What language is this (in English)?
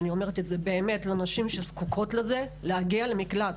Hebrew